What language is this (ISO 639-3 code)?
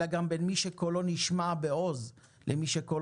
heb